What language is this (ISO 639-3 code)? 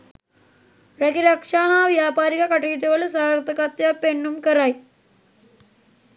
sin